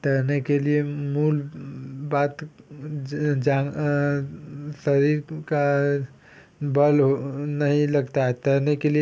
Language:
Hindi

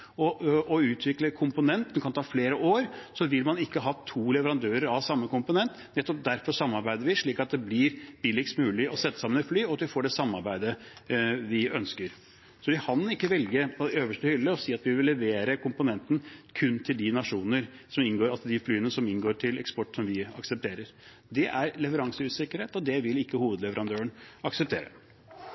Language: Norwegian Bokmål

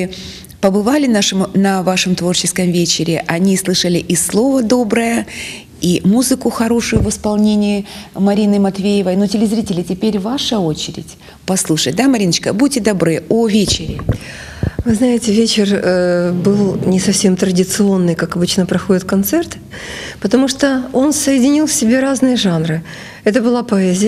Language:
Russian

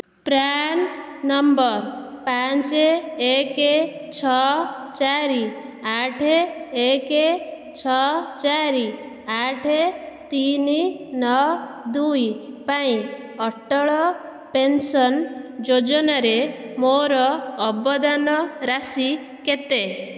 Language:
Odia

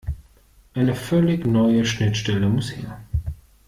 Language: German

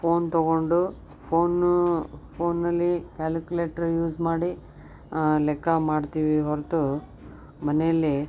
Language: Kannada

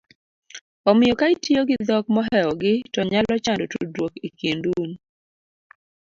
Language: Luo (Kenya and Tanzania)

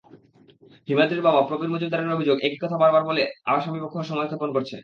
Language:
Bangla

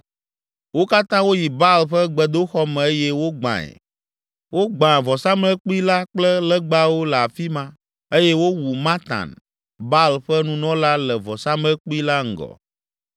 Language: Ewe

